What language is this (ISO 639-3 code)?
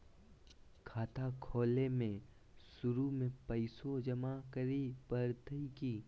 mag